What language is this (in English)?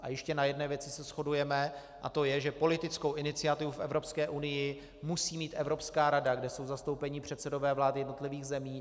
Czech